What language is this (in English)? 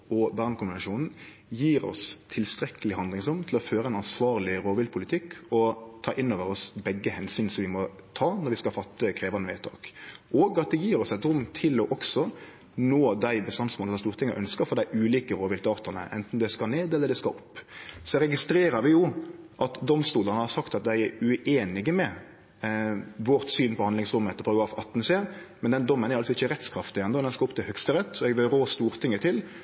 Norwegian Nynorsk